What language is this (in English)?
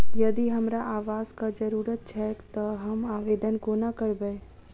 Maithili